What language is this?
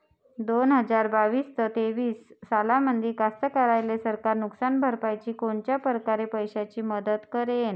Marathi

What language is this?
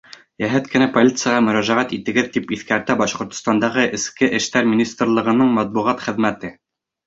Bashkir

